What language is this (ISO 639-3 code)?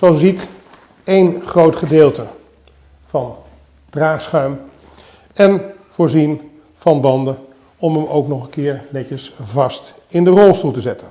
nld